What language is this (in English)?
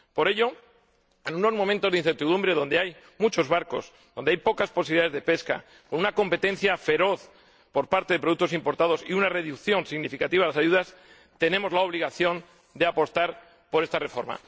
Spanish